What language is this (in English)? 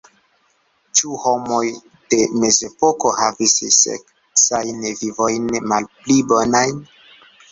Esperanto